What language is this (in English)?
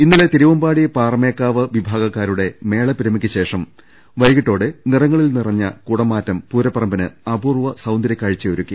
Malayalam